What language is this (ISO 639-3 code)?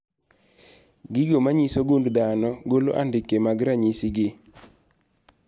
luo